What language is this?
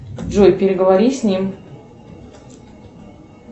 Russian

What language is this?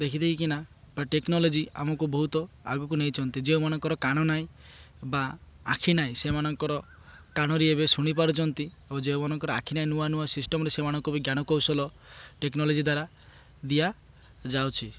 Odia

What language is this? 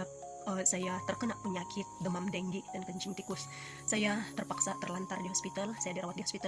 Malay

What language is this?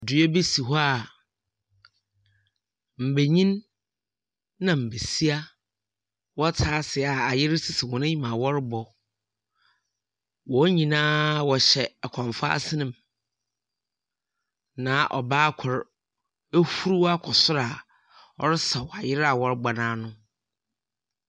Akan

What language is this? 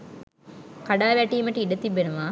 Sinhala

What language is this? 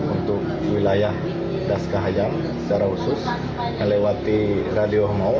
Indonesian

